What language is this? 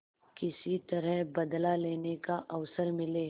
Hindi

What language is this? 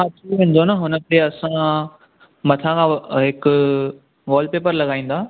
Sindhi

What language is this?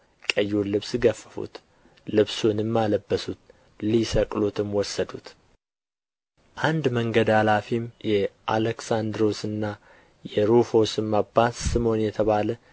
Amharic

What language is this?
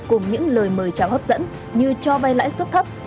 Vietnamese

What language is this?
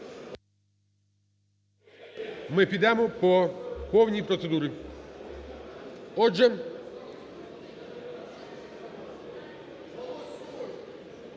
Ukrainian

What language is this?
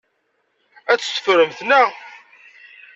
Kabyle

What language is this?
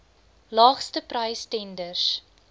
Afrikaans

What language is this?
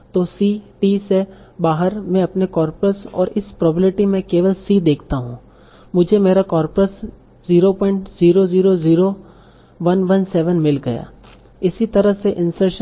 Hindi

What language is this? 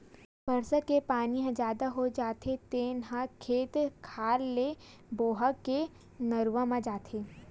Chhattisgarhi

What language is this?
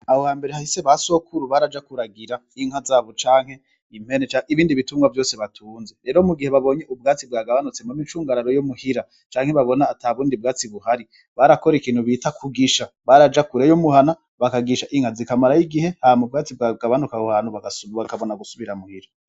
Rundi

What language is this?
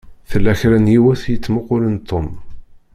Kabyle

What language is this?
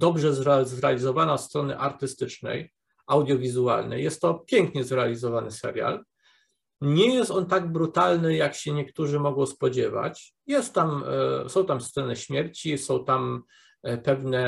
Polish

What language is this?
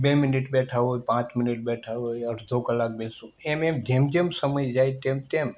Gujarati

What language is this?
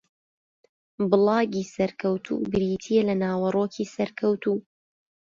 Central Kurdish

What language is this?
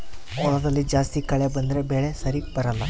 Kannada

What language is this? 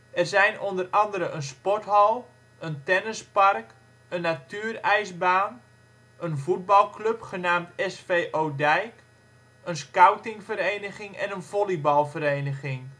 Dutch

